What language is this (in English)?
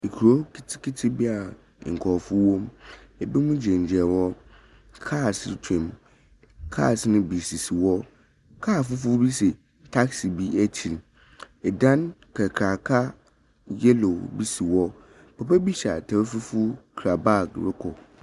Akan